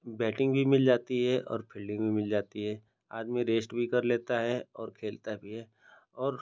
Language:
Hindi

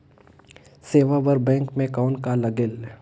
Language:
Chhattisgarhi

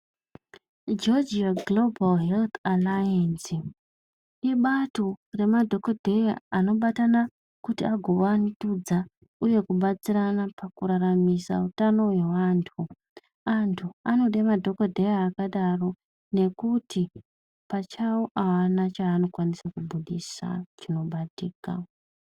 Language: Ndau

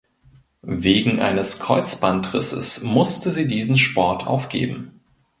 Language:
German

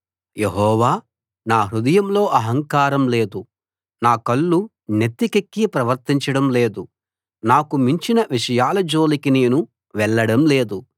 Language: Telugu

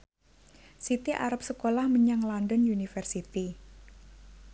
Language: Javanese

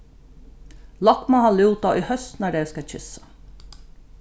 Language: Faroese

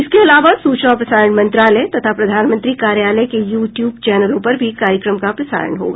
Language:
Hindi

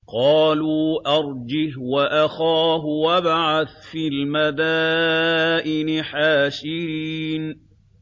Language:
Arabic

